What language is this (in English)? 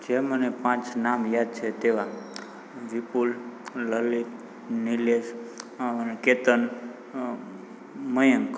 Gujarati